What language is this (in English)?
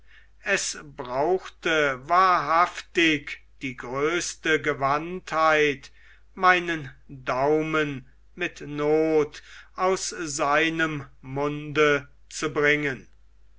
German